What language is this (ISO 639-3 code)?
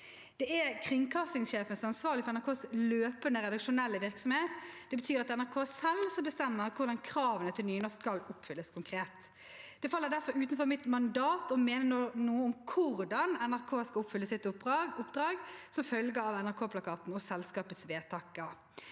nor